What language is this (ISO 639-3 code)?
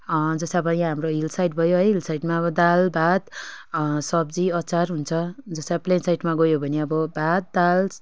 nep